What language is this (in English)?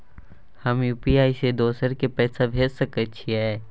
Maithili